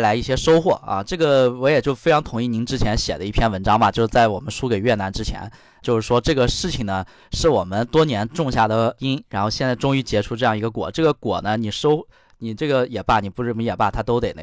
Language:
Chinese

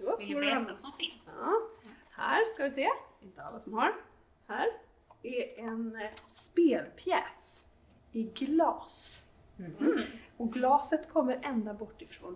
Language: Swedish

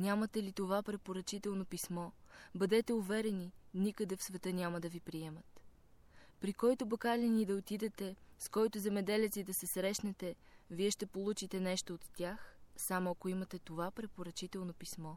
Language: Bulgarian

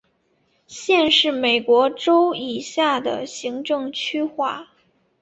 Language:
Chinese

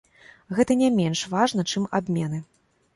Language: Belarusian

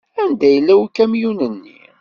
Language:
Kabyle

